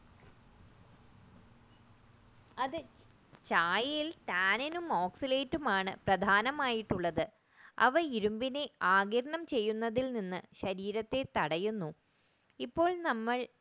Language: Malayalam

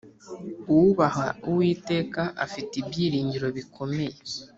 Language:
Kinyarwanda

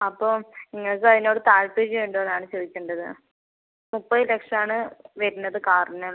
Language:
Malayalam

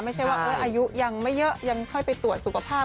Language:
Thai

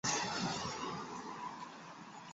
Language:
Chinese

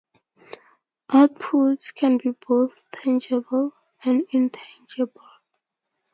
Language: English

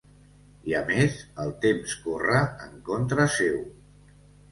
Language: Catalan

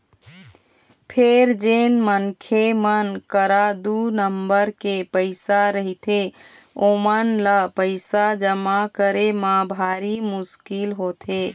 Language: Chhattisgarhi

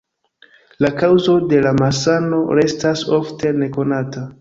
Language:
Esperanto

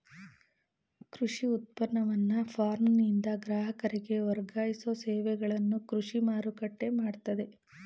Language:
Kannada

